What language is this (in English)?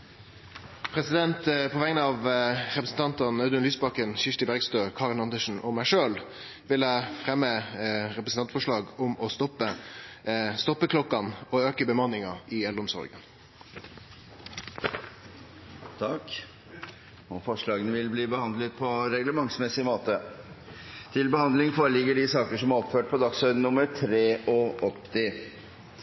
Norwegian